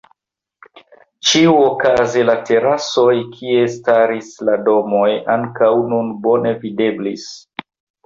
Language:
Esperanto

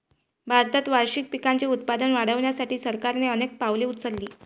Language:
Marathi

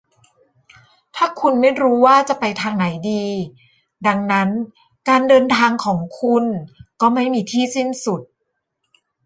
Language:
Thai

